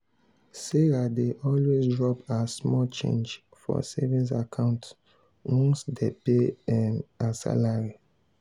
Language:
Nigerian Pidgin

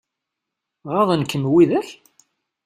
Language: Kabyle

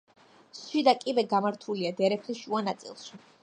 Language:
Georgian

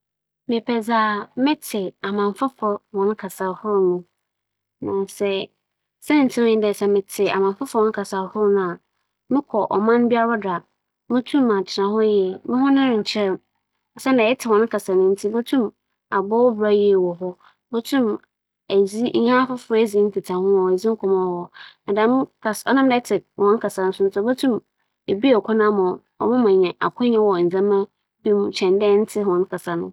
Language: Akan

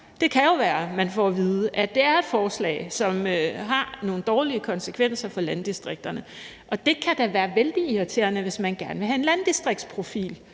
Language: Danish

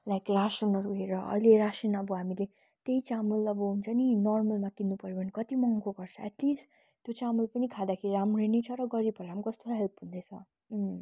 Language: Nepali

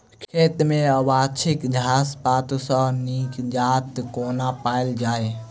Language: Maithili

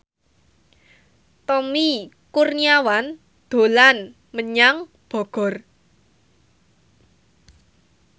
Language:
Javanese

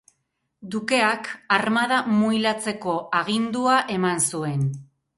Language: Basque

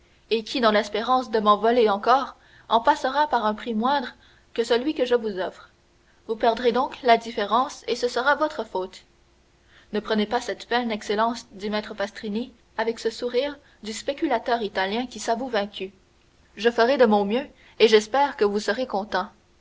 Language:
French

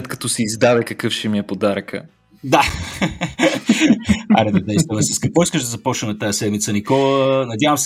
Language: Bulgarian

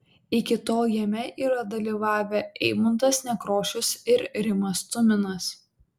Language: Lithuanian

